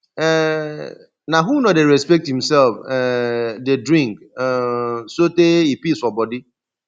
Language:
Nigerian Pidgin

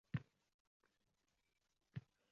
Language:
Uzbek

